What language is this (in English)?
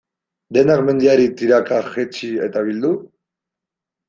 Basque